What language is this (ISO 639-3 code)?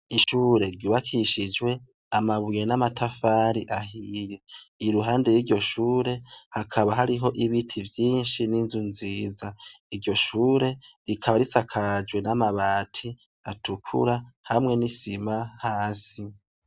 run